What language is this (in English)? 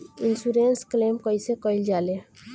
Bhojpuri